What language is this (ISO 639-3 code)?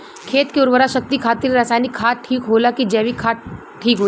bho